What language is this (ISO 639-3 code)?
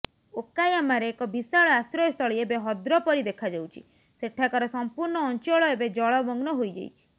ori